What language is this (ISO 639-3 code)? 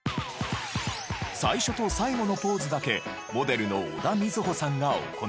jpn